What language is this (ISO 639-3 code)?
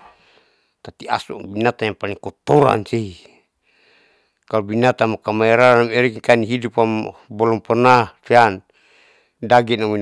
sau